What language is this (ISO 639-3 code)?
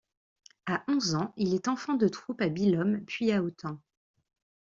fra